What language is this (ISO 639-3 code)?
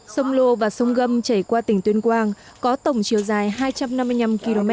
vie